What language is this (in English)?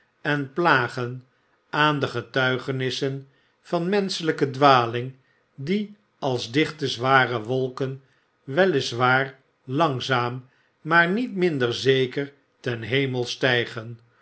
Dutch